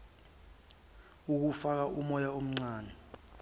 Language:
Zulu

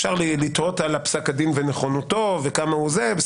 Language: Hebrew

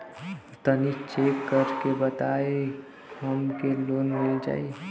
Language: Bhojpuri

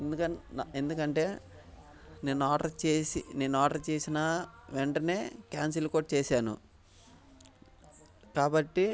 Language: Telugu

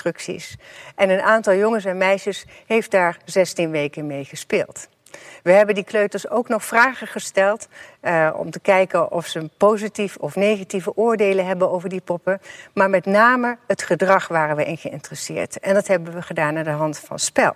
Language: Dutch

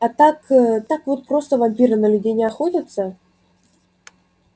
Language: Russian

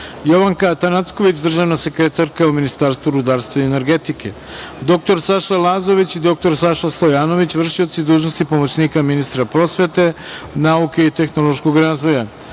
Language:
Serbian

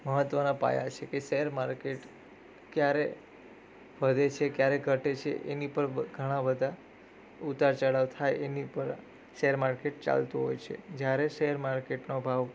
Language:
Gujarati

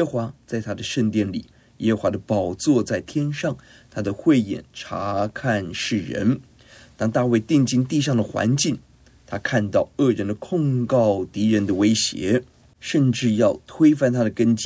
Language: Chinese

